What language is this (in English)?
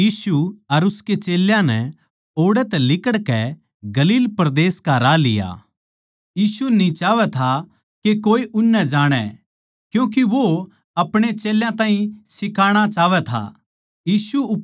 Haryanvi